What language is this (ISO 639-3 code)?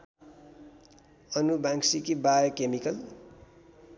nep